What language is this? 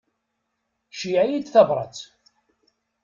Kabyle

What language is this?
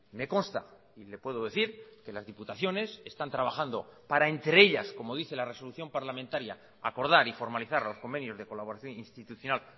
Spanish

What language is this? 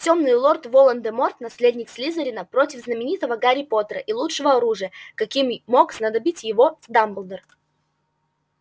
Russian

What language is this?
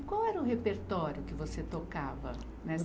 Portuguese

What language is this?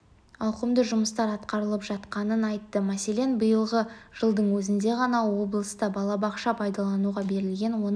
Kazakh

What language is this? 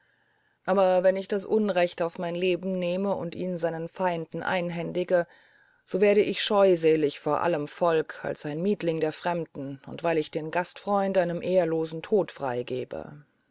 German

